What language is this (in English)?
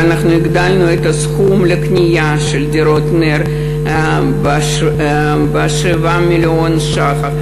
Hebrew